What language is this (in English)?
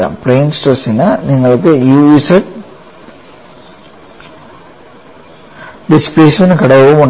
Malayalam